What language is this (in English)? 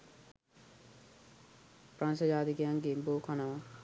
Sinhala